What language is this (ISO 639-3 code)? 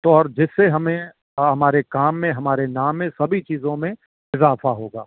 urd